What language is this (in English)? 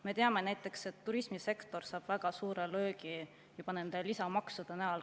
Estonian